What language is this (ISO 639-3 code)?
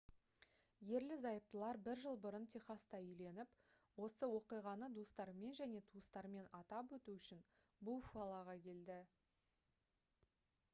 kaz